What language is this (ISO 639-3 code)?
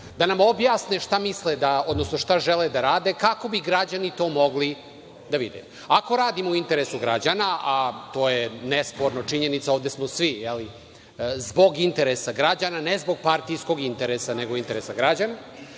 srp